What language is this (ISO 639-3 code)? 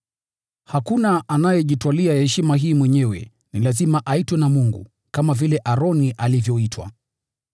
swa